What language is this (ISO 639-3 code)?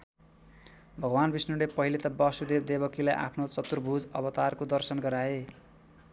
nep